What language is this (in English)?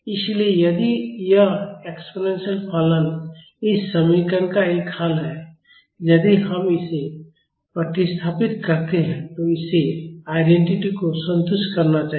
Hindi